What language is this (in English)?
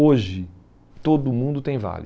Portuguese